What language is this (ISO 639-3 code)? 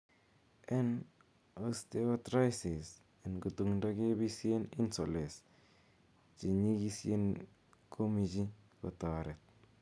kln